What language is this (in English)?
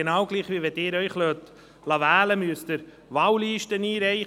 Swiss German